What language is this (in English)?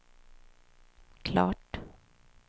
Swedish